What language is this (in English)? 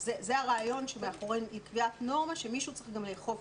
Hebrew